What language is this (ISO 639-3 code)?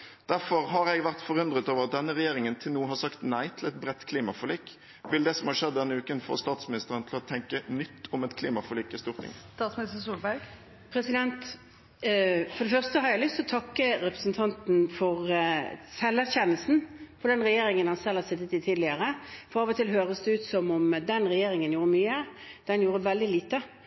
nob